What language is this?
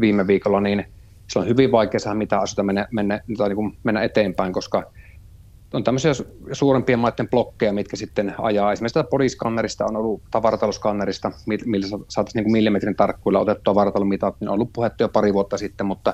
Finnish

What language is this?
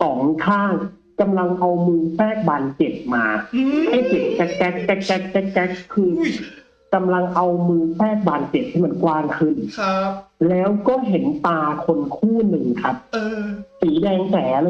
Thai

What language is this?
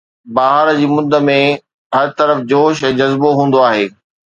Sindhi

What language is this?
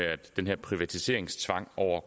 Danish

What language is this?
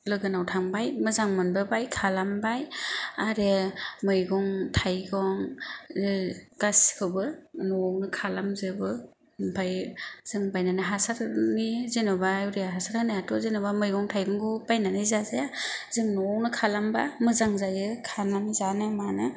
Bodo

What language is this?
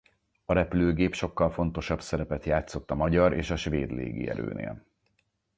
Hungarian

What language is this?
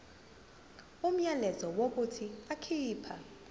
Zulu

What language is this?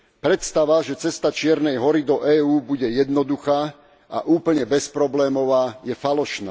Slovak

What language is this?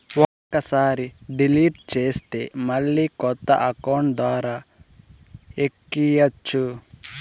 Telugu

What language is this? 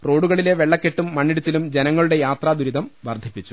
Malayalam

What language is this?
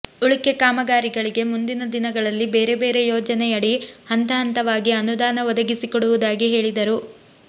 Kannada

